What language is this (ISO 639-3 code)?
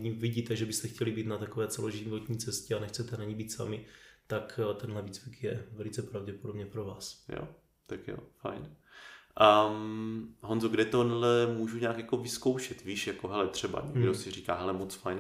ces